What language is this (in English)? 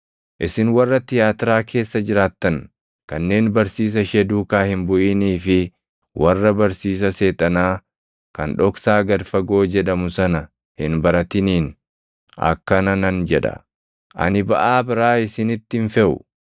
Oromo